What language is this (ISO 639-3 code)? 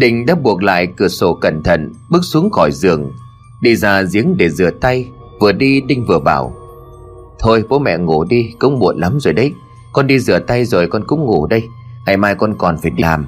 vie